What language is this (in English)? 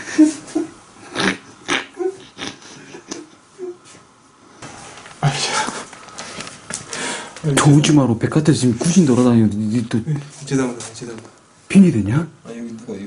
Korean